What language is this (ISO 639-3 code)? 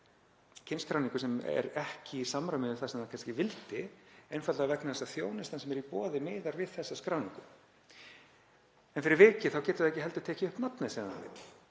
isl